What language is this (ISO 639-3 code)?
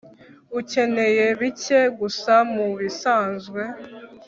kin